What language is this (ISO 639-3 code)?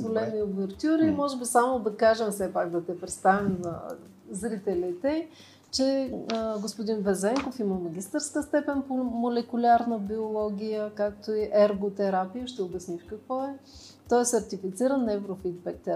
bul